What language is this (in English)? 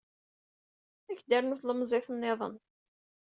Kabyle